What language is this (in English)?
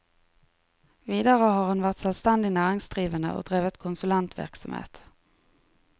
Norwegian